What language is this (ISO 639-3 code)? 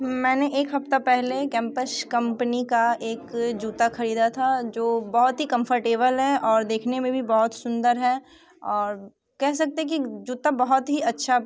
hin